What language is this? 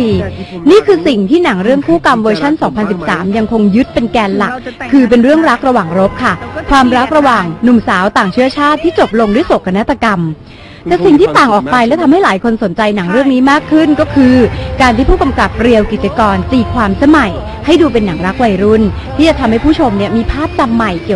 Thai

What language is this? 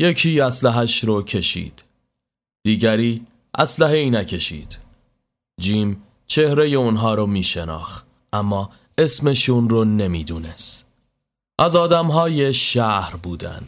Persian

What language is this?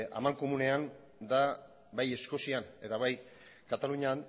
Basque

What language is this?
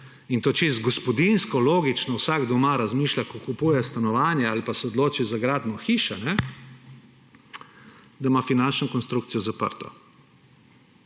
Slovenian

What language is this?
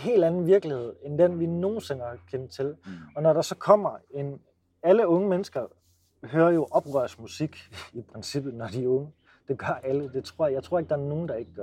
Danish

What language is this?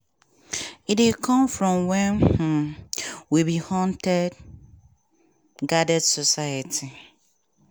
Nigerian Pidgin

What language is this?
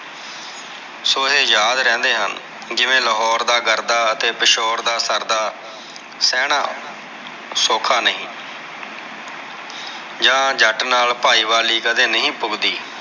Punjabi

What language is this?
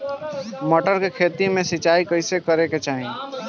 Bhojpuri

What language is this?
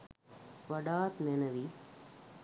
Sinhala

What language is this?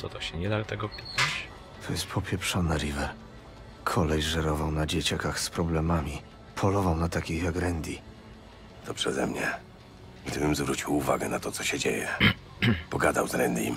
Polish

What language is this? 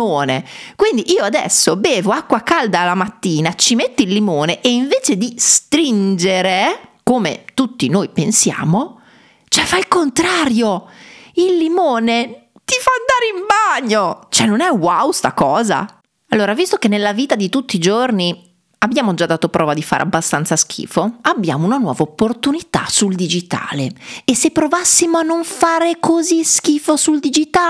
Italian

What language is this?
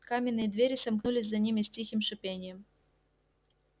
Russian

